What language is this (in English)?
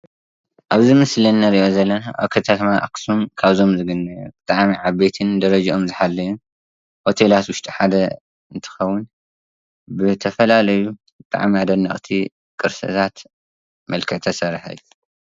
Tigrinya